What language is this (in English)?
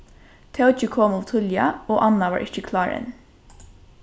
Faroese